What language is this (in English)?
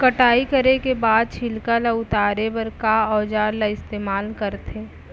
Chhattisgarhi